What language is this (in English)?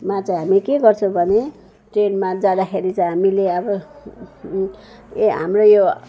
Nepali